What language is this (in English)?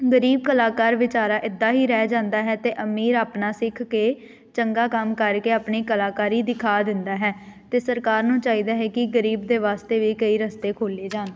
Punjabi